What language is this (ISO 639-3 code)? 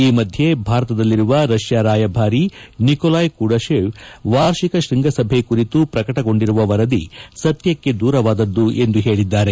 kan